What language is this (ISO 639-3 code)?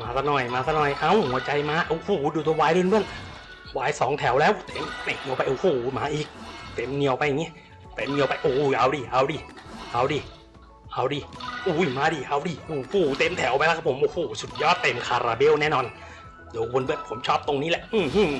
tha